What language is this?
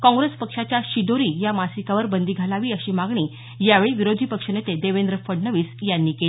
Marathi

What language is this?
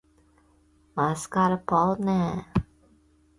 Chinese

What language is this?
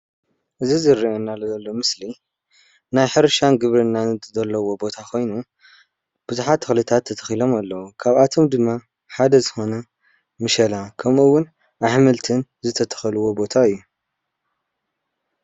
Tigrinya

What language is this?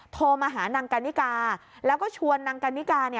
Thai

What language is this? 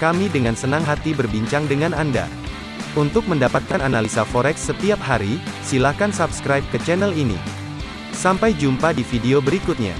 Indonesian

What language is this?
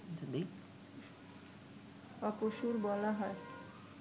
Bangla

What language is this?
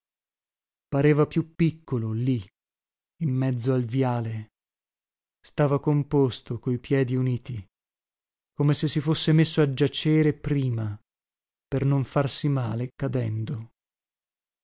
Italian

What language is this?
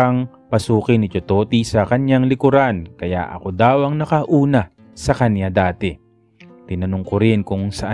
Filipino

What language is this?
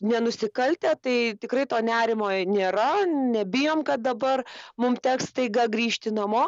Lithuanian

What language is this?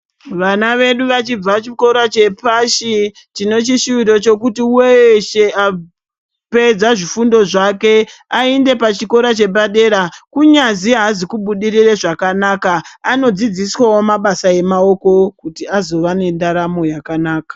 Ndau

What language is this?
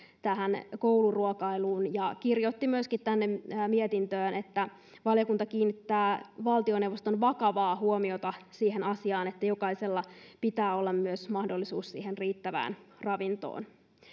Finnish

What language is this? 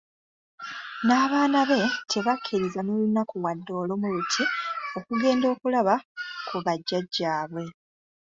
Ganda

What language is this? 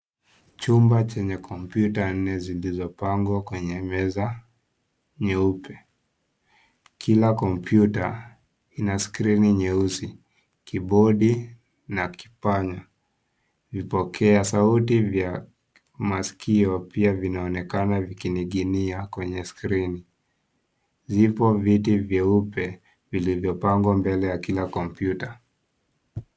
Swahili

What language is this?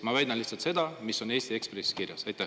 Estonian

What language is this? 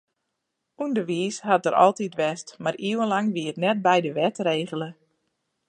Western Frisian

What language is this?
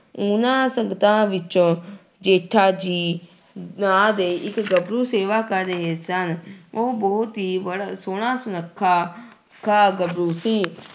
Punjabi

